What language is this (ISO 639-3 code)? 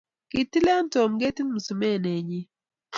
kln